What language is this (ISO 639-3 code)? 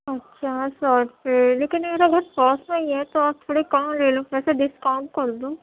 urd